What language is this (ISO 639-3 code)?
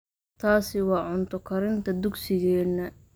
som